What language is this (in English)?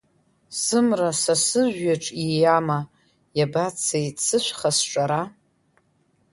Abkhazian